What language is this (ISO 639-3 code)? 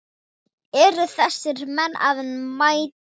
isl